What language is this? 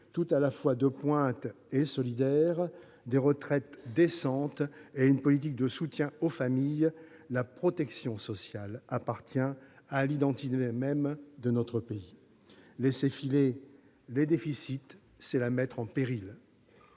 French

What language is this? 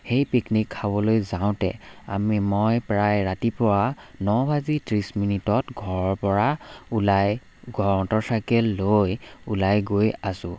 Assamese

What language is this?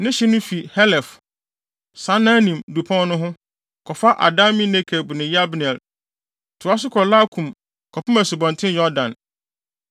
Akan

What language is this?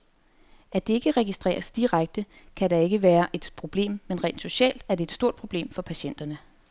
Danish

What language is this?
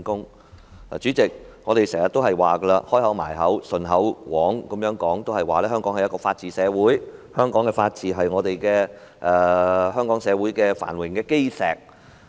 Cantonese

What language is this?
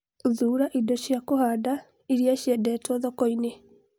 Kikuyu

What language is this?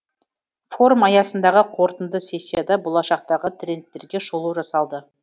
Kazakh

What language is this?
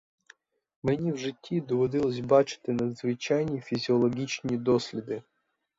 Ukrainian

